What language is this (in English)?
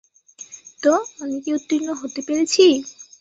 Bangla